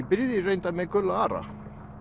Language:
Icelandic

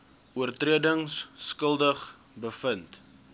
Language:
Afrikaans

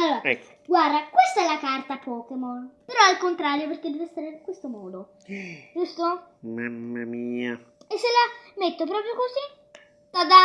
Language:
Italian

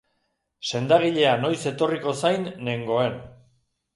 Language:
Basque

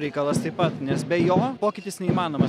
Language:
Lithuanian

